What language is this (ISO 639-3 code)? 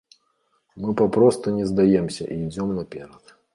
bel